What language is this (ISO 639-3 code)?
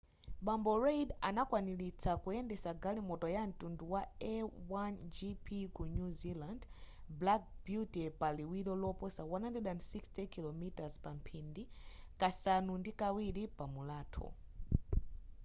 nya